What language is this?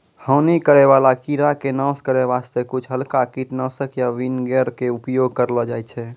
Maithili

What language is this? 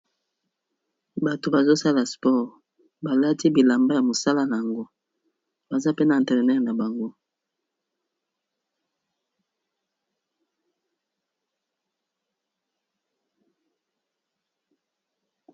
Lingala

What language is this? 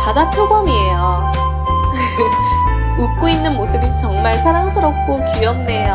Korean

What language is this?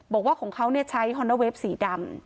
Thai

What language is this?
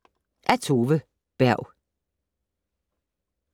Danish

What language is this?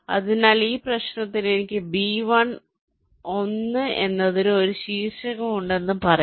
Malayalam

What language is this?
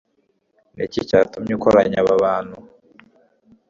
Kinyarwanda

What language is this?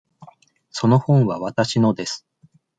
Japanese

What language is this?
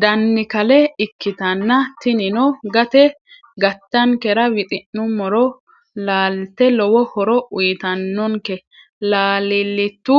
Sidamo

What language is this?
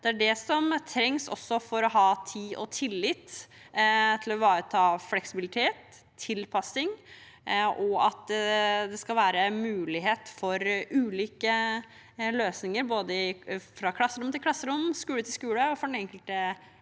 Norwegian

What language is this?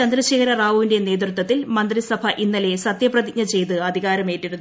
Malayalam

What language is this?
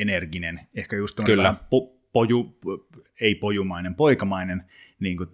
Finnish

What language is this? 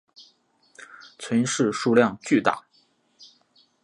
Chinese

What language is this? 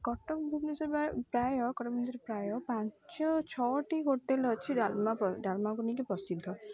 Odia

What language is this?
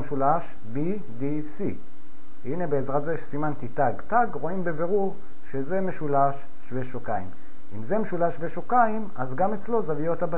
Hebrew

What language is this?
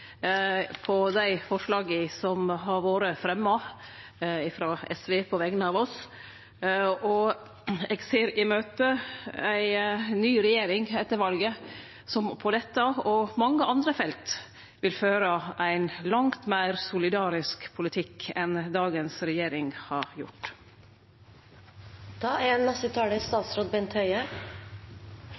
Norwegian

